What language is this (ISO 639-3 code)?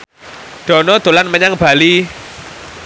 jav